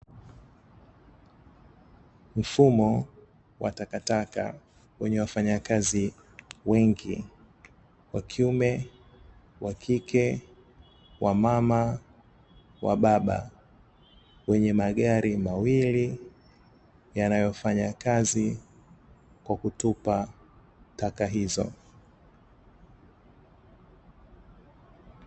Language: Swahili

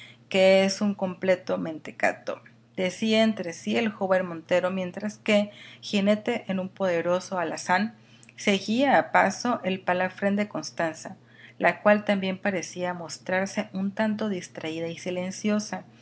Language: Spanish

